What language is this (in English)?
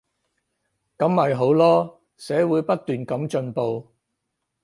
Cantonese